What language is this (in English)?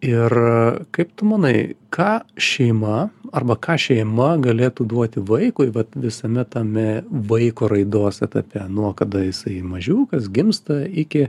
Lithuanian